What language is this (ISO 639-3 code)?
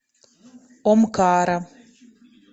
rus